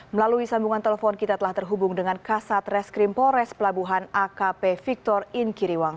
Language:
Indonesian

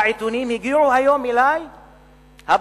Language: Hebrew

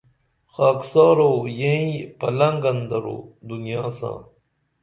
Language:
Dameli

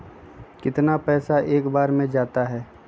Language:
Magahi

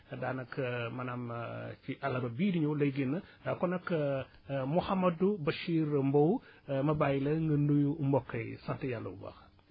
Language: Wolof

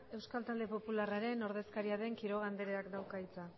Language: Basque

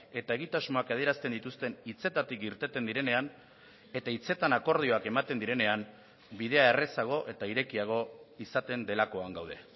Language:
Basque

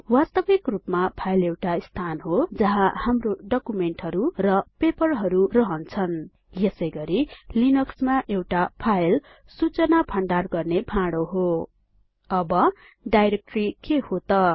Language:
Nepali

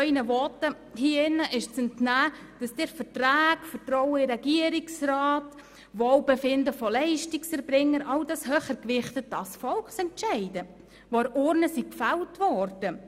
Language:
Swiss German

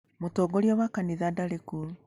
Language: Kikuyu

